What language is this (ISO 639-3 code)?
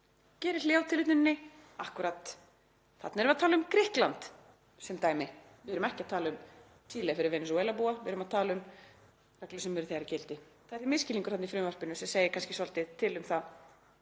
isl